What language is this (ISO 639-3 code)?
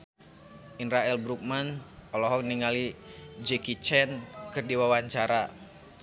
sun